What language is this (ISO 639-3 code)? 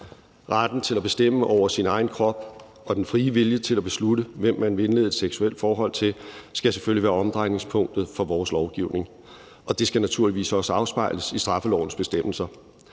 dan